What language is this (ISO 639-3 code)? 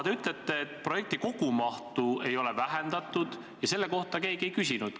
est